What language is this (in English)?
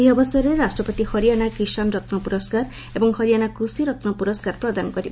Odia